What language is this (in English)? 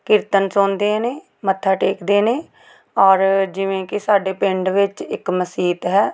Punjabi